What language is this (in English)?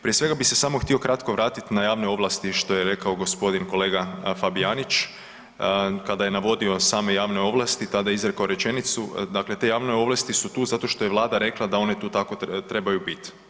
Croatian